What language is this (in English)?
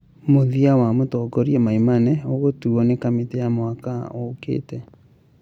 Kikuyu